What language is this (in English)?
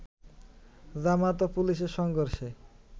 Bangla